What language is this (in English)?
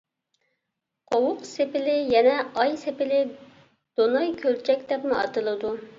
Uyghur